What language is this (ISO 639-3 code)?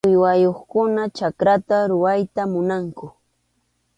qxu